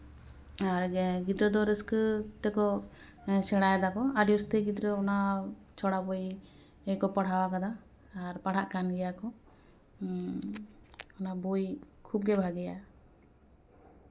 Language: Santali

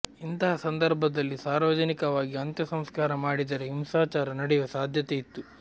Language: Kannada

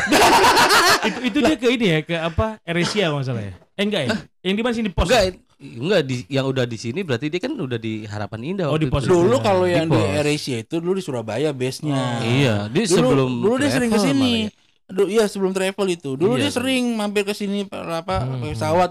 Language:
Indonesian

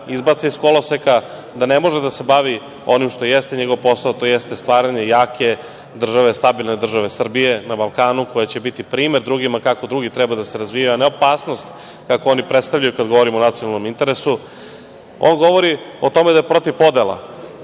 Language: Serbian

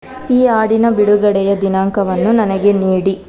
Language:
Kannada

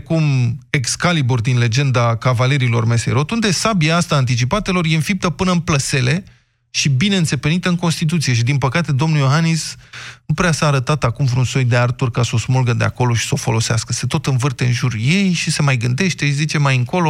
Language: Romanian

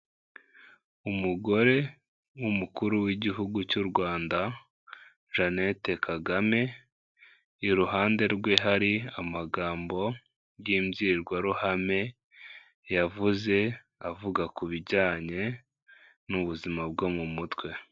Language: Kinyarwanda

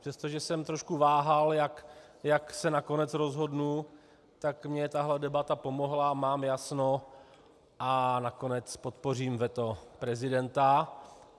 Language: Czech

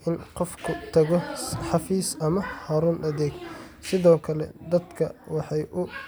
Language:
Somali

